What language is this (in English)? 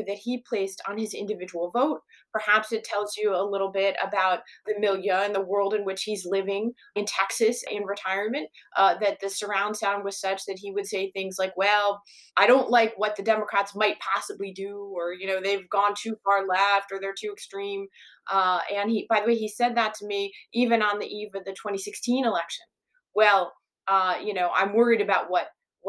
English